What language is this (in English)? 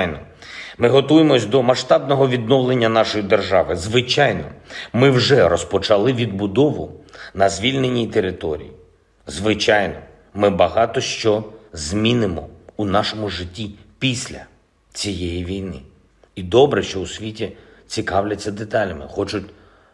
Ukrainian